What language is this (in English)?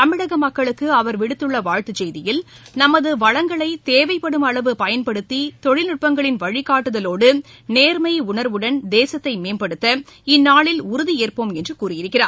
Tamil